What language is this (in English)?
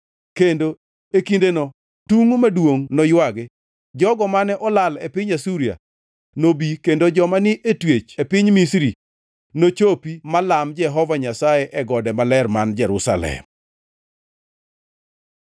Luo (Kenya and Tanzania)